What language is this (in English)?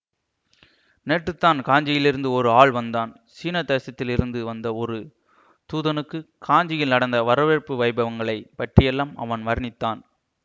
Tamil